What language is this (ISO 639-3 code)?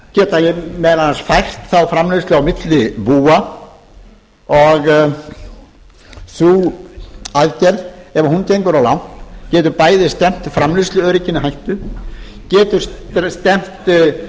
isl